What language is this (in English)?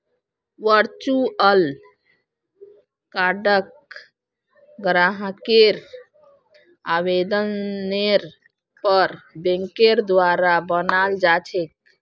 Magahi